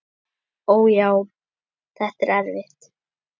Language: Icelandic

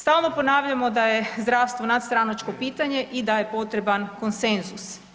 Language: Croatian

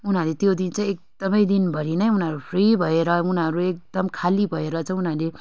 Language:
Nepali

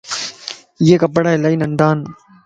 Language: Lasi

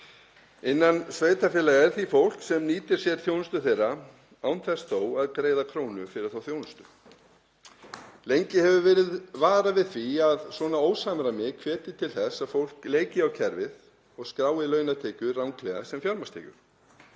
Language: Icelandic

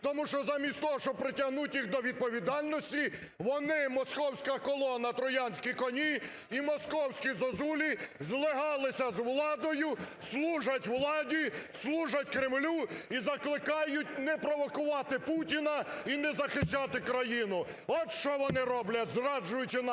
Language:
Ukrainian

